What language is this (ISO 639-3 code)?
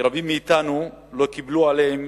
heb